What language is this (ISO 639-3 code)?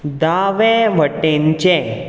kok